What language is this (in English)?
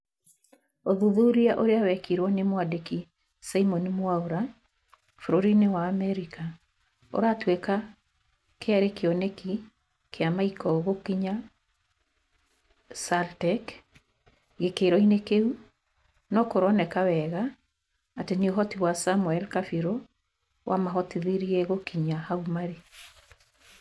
Kikuyu